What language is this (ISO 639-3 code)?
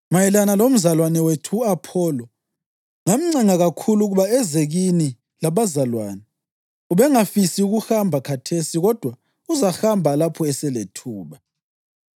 nde